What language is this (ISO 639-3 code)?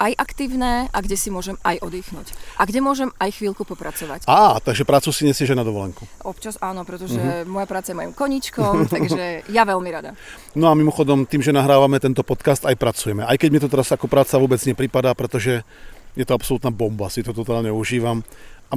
slk